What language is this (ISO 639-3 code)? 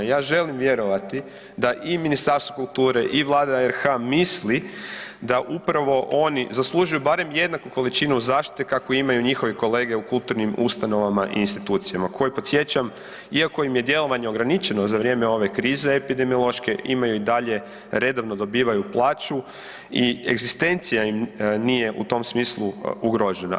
hrv